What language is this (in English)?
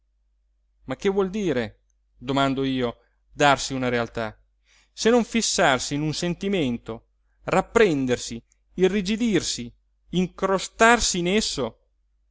Italian